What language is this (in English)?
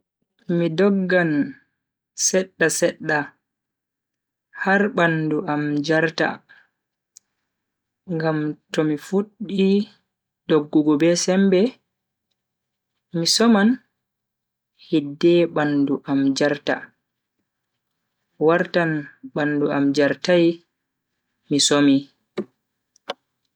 Bagirmi Fulfulde